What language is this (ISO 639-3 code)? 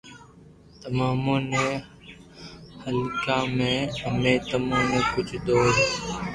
lrk